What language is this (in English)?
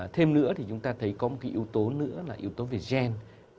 Vietnamese